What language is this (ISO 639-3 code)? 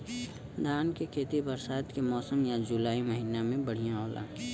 bho